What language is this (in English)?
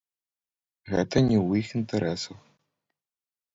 Belarusian